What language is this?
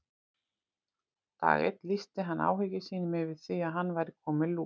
Icelandic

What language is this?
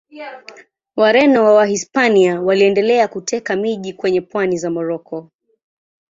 Swahili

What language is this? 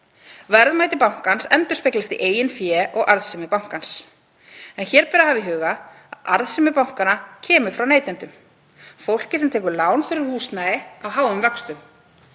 Icelandic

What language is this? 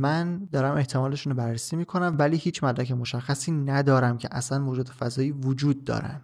Persian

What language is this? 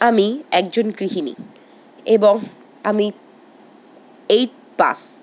Bangla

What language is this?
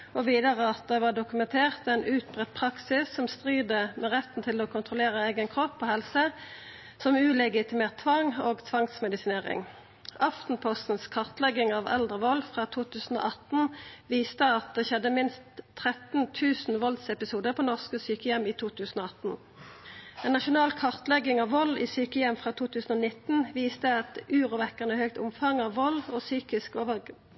Norwegian Nynorsk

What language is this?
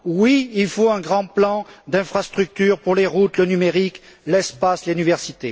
French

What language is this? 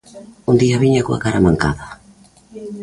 Galician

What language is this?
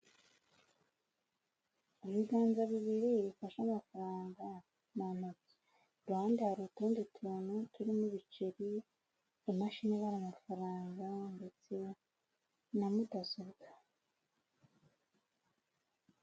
Kinyarwanda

